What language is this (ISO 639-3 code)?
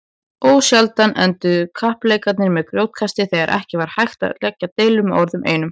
isl